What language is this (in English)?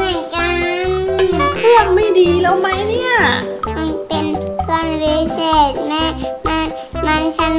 Thai